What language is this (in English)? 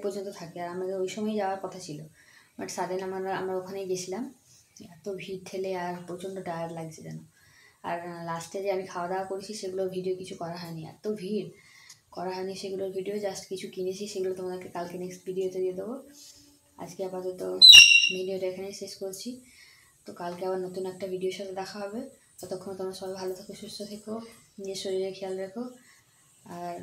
Bangla